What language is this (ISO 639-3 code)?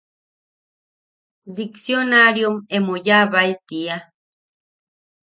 yaq